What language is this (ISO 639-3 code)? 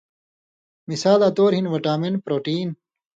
mvy